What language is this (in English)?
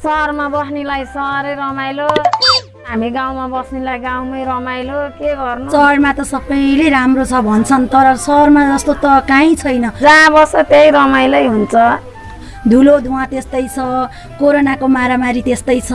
Nepali